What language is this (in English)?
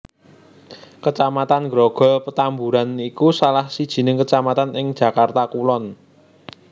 Javanese